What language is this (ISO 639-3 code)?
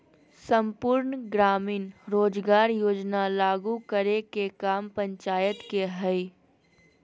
mag